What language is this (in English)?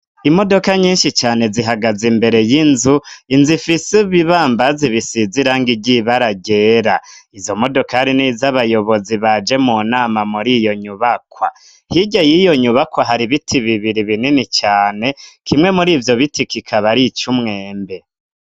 Rundi